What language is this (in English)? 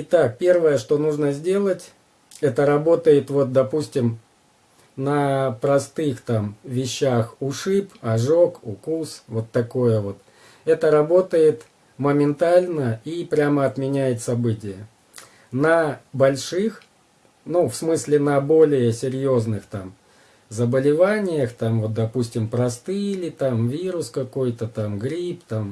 Russian